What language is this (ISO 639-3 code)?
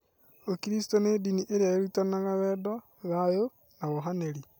kik